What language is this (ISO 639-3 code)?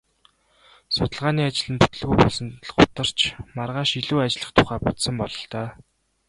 mon